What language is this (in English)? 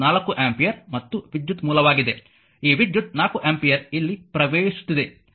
Kannada